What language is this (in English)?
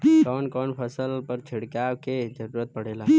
Bhojpuri